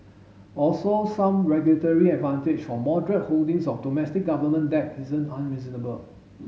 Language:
English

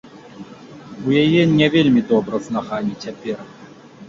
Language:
Belarusian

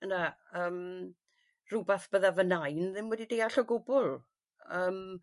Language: Welsh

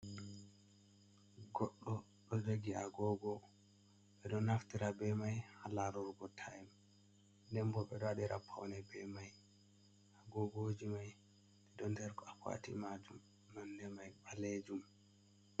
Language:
Fula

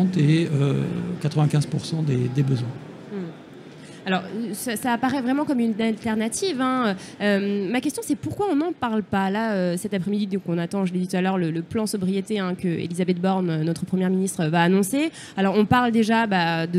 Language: French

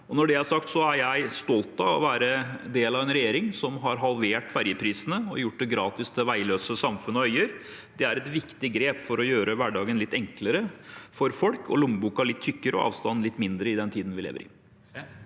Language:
Norwegian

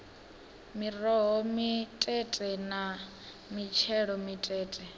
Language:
Venda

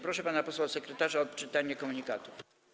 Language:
Polish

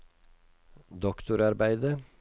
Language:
Norwegian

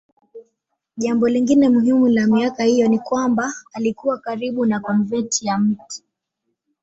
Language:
Swahili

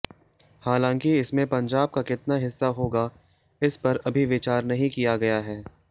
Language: Hindi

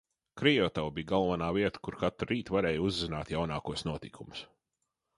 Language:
Latvian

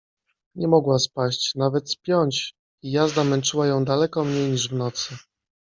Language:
Polish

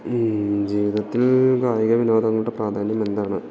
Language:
Malayalam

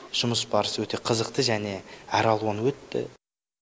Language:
Kazakh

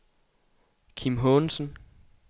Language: Danish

